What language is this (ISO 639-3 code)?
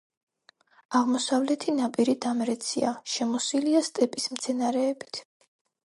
kat